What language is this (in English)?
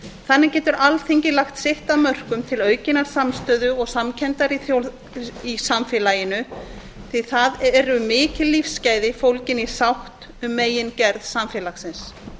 Icelandic